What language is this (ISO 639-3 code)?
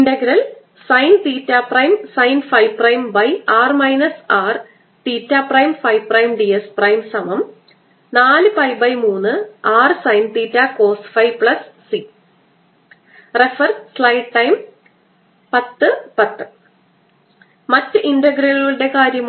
mal